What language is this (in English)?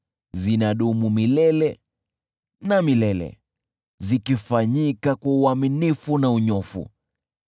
Swahili